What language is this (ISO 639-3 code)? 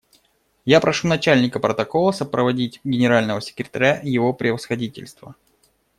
rus